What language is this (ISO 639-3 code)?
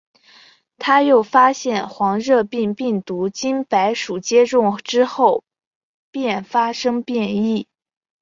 zho